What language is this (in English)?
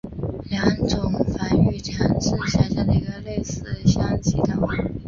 Chinese